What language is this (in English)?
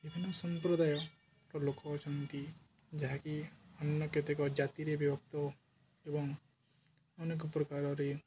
Odia